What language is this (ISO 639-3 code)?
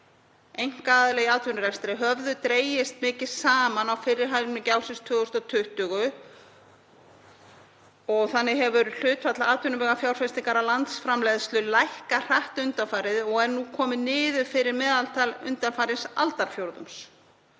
isl